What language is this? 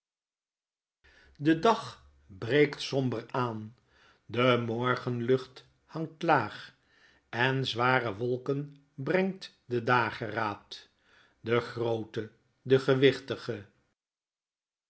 Dutch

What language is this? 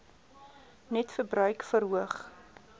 Afrikaans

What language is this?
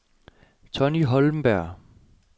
Danish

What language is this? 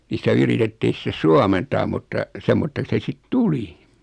Finnish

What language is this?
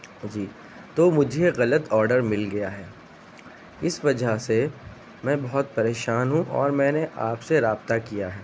Urdu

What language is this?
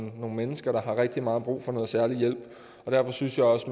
Danish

